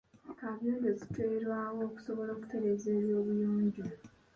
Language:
Ganda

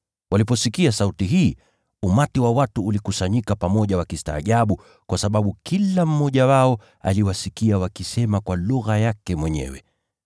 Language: Swahili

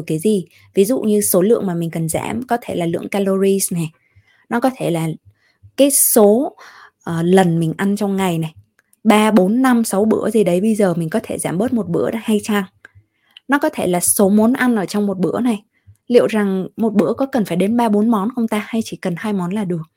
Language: Vietnamese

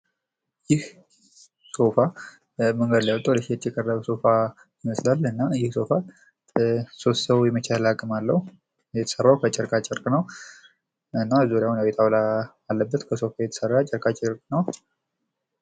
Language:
Amharic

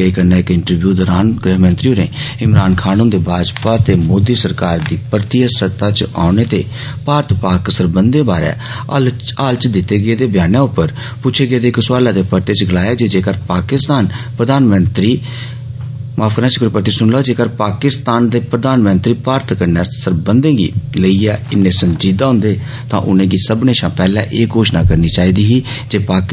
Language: Dogri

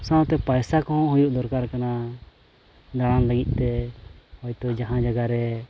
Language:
Santali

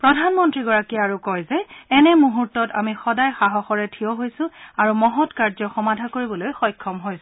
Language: Assamese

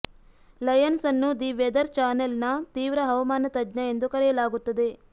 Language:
Kannada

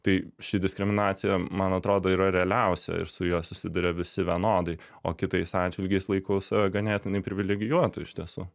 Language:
Lithuanian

